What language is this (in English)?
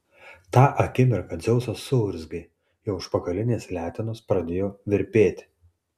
Lithuanian